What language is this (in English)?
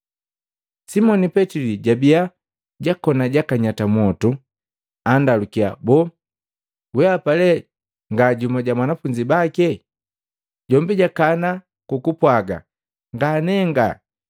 Matengo